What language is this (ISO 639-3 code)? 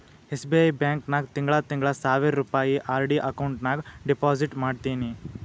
kan